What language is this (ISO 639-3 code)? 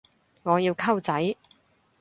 yue